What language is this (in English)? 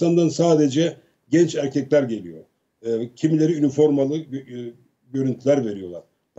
Turkish